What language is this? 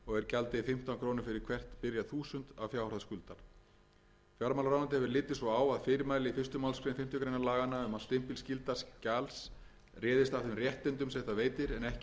Icelandic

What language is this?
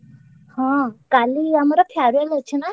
Odia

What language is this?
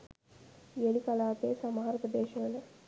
Sinhala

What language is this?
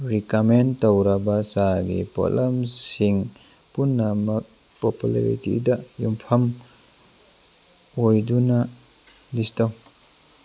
Manipuri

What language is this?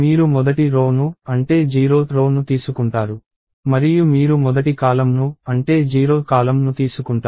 Telugu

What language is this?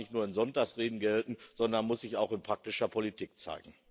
German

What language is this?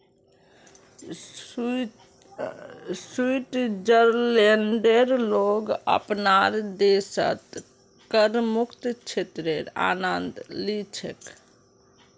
Magahi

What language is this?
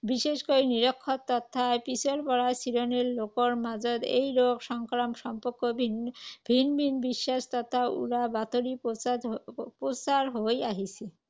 Assamese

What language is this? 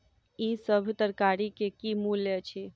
Maithili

